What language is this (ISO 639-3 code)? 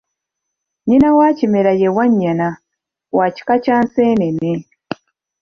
lug